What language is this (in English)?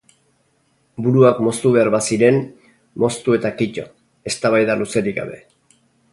Basque